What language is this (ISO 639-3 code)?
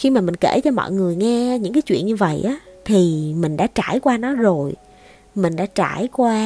vie